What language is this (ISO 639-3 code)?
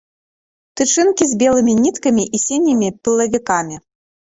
bel